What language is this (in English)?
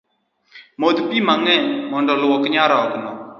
Luo (Kenya and Tanzania)